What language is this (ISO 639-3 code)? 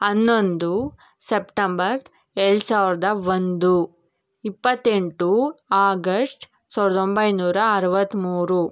kan